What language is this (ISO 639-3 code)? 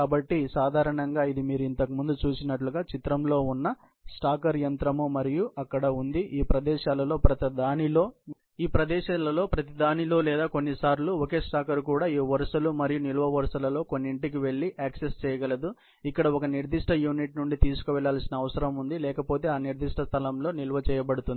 tel